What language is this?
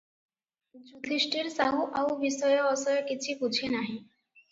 Odia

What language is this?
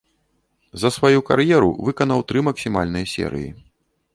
Belarusian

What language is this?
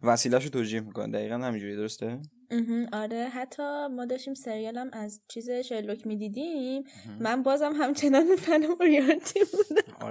Persian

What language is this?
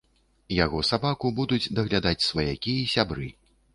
Belarusian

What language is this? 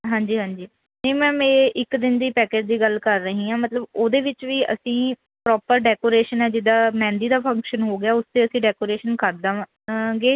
Punjabi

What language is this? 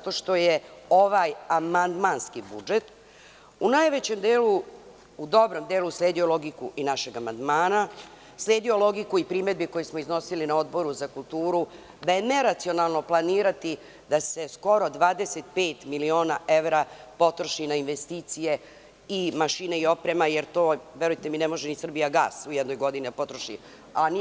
Serbian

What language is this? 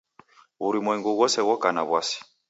Taita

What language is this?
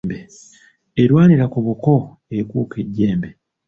Ganda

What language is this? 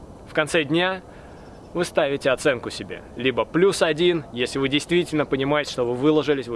Russian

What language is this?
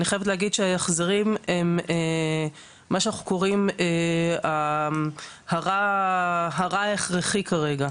Hebrew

